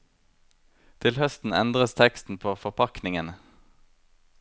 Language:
Norwegian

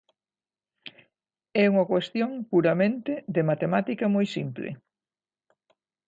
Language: Galician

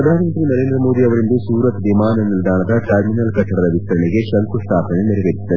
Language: Kannada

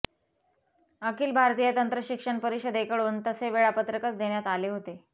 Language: Marathi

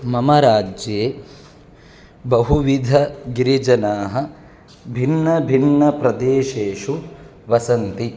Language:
Sanskrit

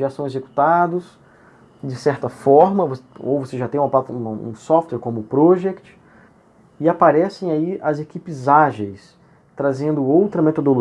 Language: Portuguese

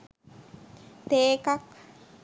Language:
Sinhala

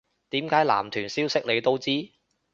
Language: Cantonese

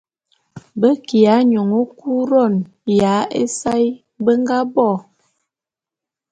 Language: Bulu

